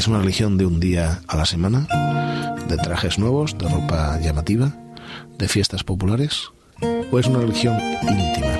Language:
Spanish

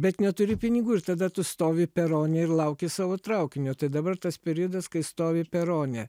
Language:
Lithuanian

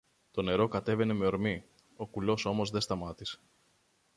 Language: Greek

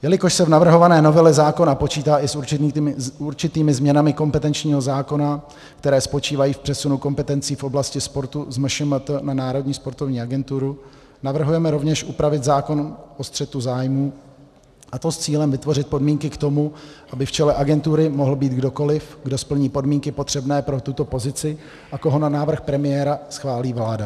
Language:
Czech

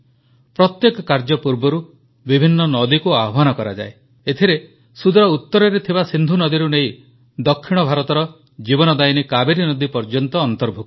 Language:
Odia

